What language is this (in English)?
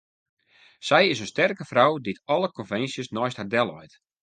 Western Frisian